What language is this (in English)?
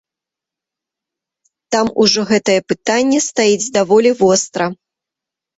Belarusian